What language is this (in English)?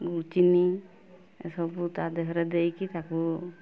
Odia